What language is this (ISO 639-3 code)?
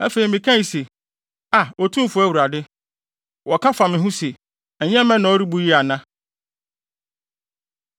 aka